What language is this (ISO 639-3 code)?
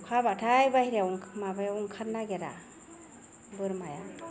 brx